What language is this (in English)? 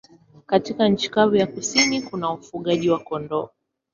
Swahili